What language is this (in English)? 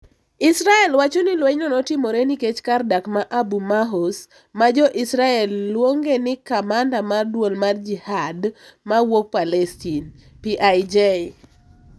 Luo (Kenya and Tanzania)